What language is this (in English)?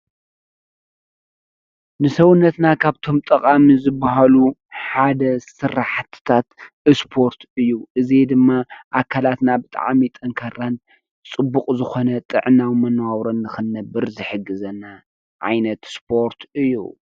Tigrinya